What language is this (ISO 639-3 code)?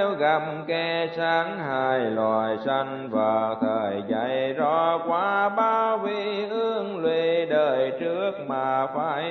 vie